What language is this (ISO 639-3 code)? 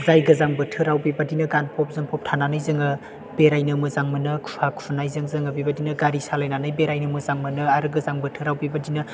brx